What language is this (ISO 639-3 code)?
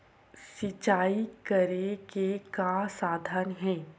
hne